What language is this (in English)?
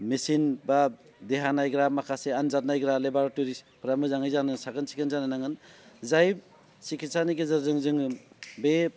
Bodo